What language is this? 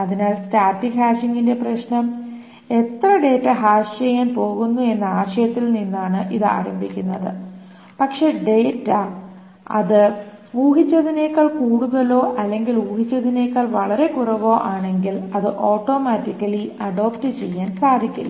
Malayalam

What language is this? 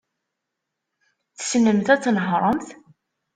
Kabyle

